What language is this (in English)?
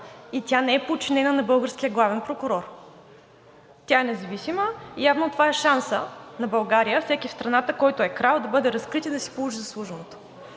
Bulgarian